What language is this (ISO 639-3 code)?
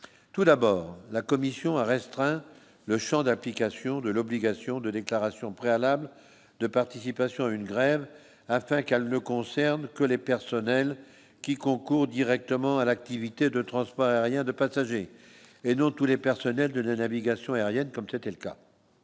fra